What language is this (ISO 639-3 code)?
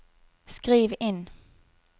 nor